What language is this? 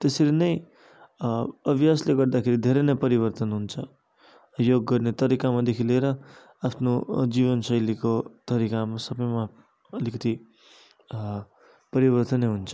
Nepali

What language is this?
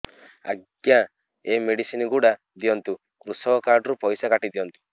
Odia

